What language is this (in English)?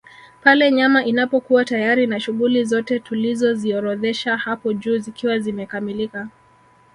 Swahili